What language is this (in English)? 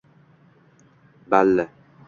Uzbek